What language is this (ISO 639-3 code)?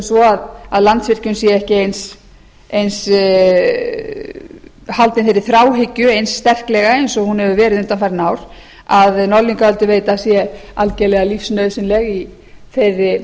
isl